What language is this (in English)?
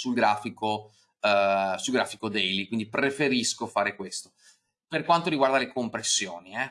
Italian